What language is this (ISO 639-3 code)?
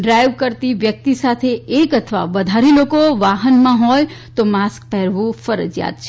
guj